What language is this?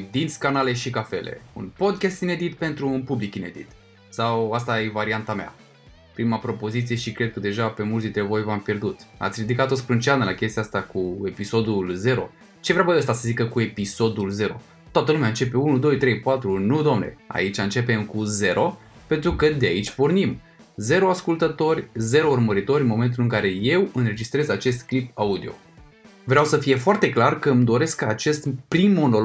Romanian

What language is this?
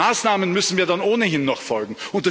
German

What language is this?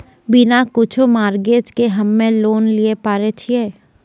Maithili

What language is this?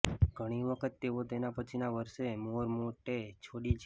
Gujarati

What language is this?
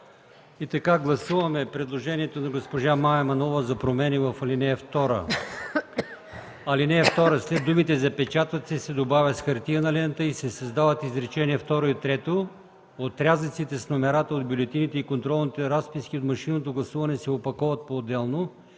Bulgarian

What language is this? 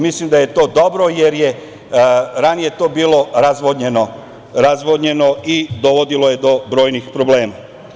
Serbian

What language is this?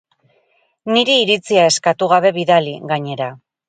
Basque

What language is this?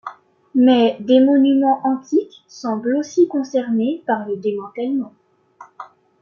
French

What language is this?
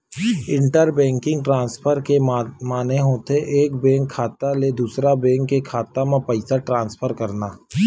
Chhattisgarhi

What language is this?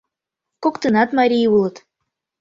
Mari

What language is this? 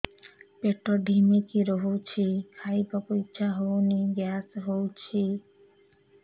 Odia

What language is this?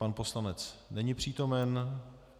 Czech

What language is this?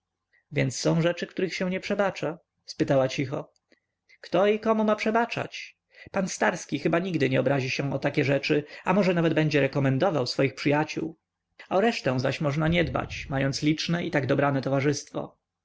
Polish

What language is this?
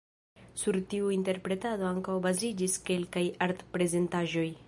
Esperanto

